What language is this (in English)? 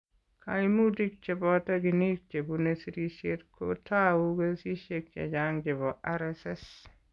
Kalenjin